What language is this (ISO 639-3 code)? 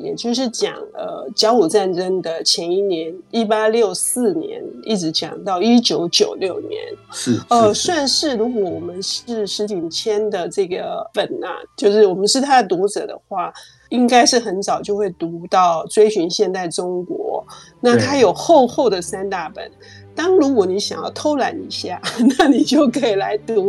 zho